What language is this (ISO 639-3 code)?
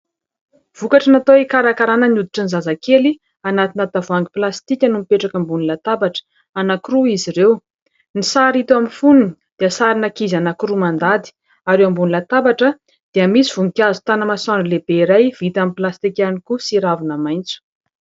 mlg